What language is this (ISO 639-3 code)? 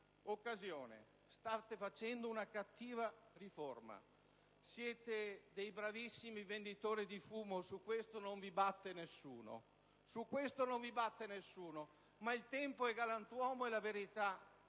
ita